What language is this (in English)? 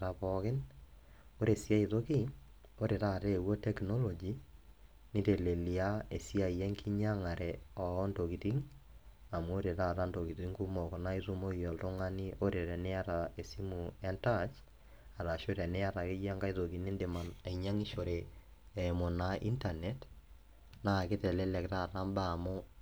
Masai